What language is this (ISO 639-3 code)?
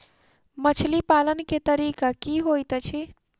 mai